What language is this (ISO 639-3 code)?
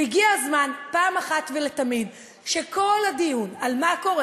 heb